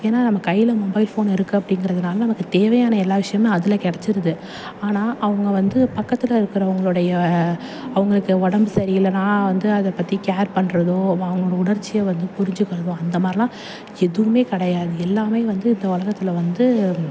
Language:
Tamil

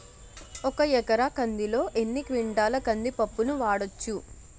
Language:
Telugu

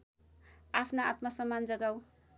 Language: Nepali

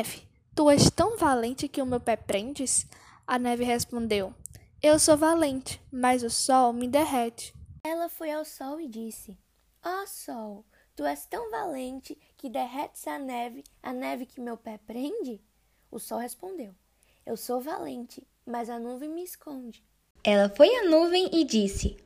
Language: Portuguese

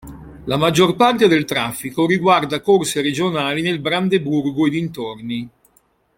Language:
Italian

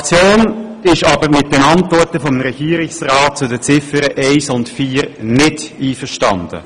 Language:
Swiss German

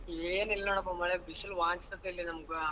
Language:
Kannada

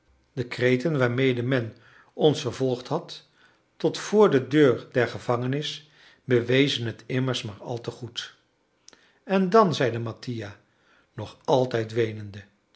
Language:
Dutch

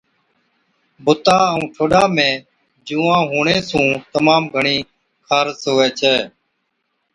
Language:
Od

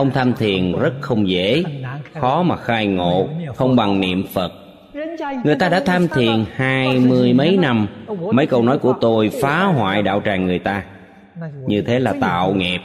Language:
Vietnamese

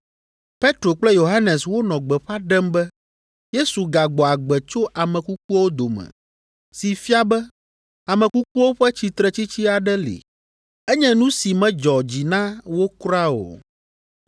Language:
Ewe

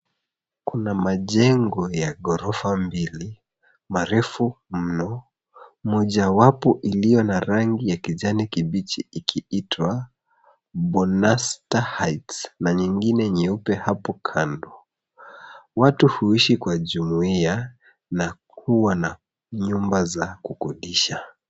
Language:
Swahili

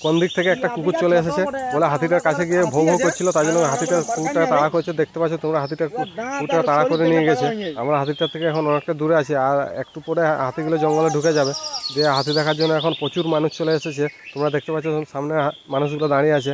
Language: Thai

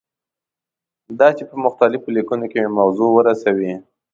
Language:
Pashto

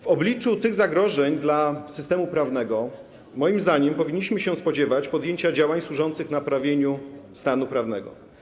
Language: Polish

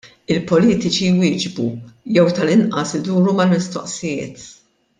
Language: Maltese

